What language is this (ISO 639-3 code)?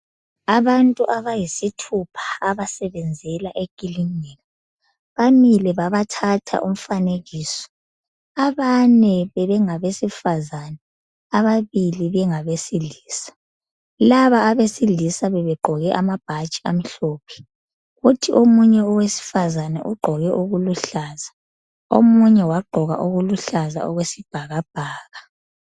nde